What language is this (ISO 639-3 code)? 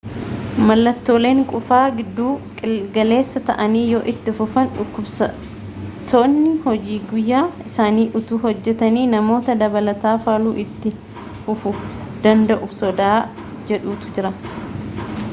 orm